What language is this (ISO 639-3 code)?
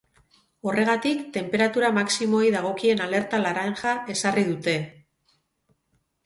eus